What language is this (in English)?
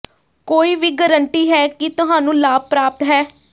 Punjabi